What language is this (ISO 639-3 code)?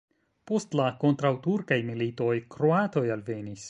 epo